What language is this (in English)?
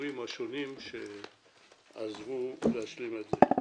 Hebrew